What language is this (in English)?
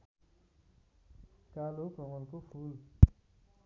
Nepali